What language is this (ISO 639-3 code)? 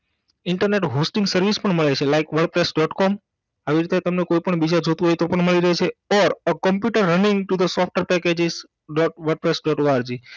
guj